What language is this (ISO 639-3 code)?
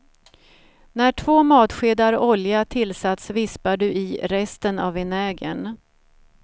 swe